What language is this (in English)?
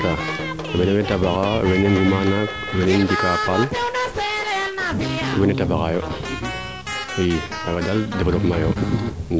Serer